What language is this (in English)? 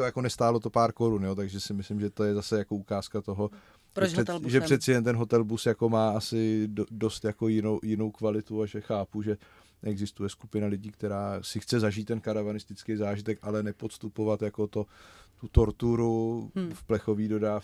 Czech